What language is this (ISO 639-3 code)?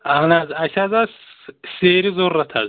kas